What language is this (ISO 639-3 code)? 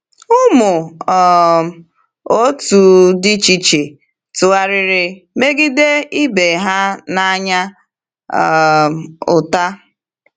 ibo